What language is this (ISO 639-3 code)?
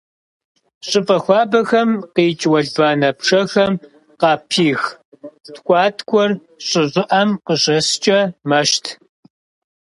kbd